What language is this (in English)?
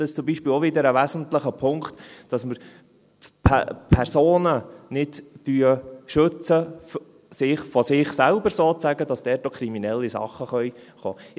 Swiss German